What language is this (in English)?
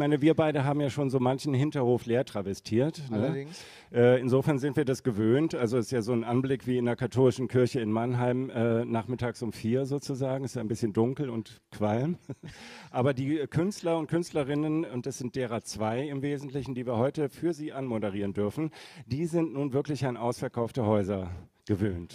German